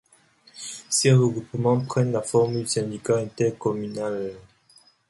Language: French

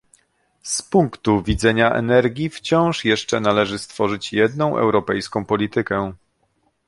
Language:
Polish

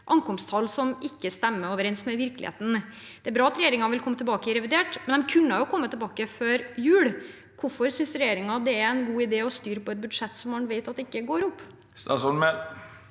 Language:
Norwegian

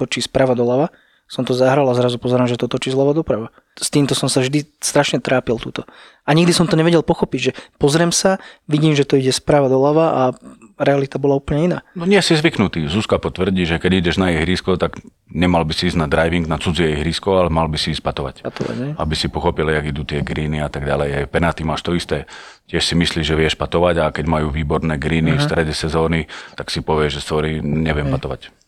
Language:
Slovak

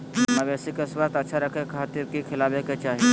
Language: Magahi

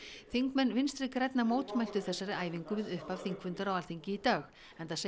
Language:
Icelandic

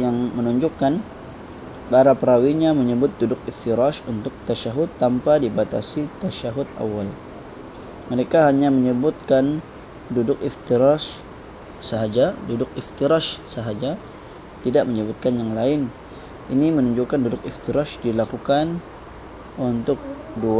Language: Malay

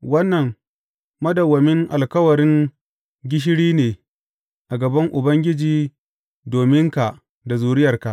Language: Hausa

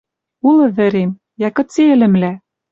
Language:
Western Mari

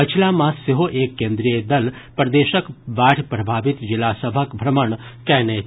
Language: Maithili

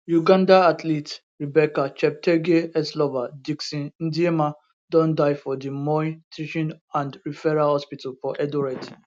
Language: Nigerian Pidgin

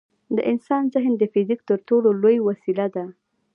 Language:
Pashto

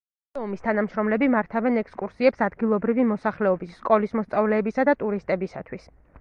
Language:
Georgian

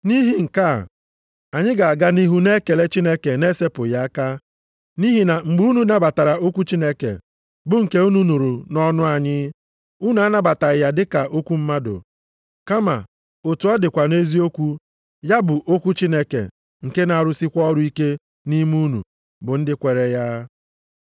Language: Igbo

